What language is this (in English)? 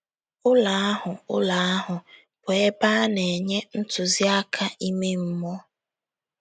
Igbo